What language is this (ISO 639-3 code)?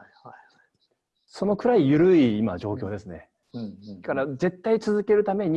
jpn